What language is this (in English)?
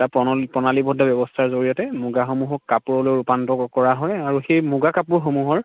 Assamese